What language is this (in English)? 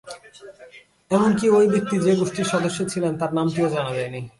Bangla